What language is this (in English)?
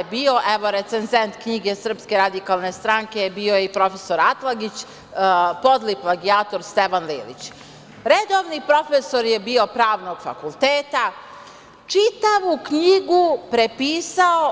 Serbian